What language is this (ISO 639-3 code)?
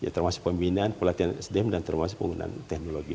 ind